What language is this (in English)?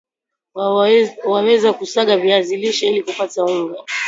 Swahili